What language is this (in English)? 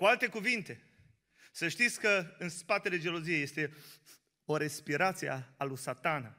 Romanian